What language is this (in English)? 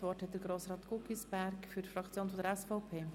Swiss German